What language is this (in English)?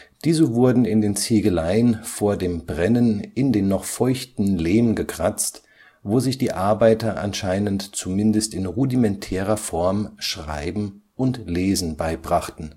German